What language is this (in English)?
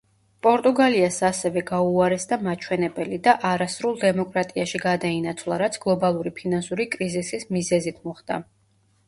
Georgian